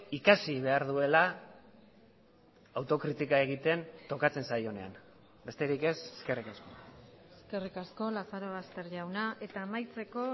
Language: Basque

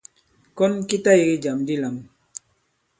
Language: Bankon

